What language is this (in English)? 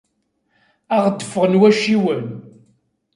Kabyle